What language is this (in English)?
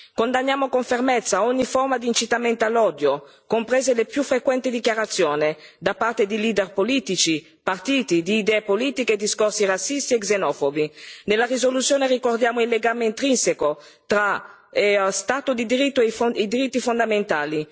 Italian